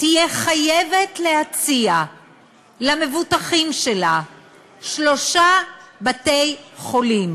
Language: Hebrew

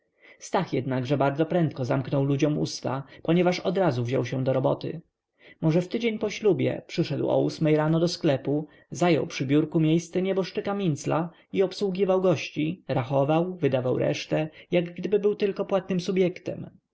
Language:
Polish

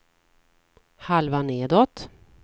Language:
Swedish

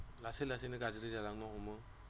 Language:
Bodo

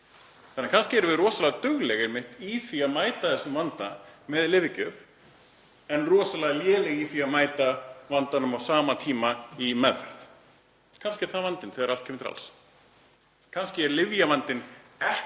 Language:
Icelandic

